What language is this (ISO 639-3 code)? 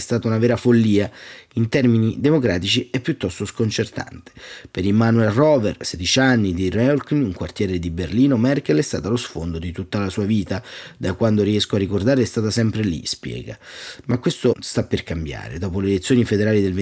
ita